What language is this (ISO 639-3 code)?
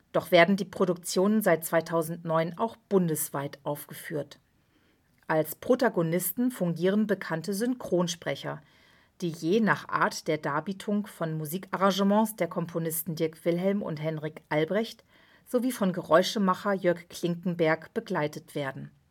deu